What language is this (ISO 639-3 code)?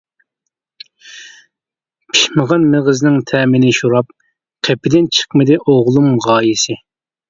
uig